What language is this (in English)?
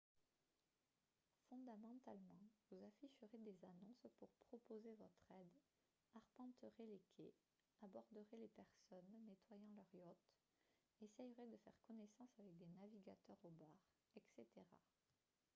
French